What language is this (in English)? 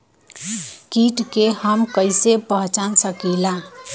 Bhojpuri